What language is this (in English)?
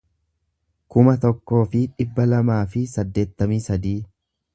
Oromo